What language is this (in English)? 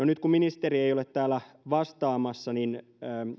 Finnish